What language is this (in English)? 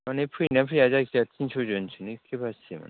Bodo